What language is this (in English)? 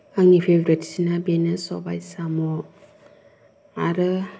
Bodo